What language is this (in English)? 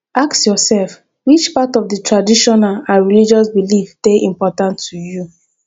Nigerian Pidgin